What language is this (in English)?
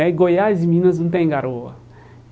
Portuguese